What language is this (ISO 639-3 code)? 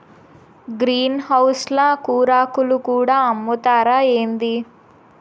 tel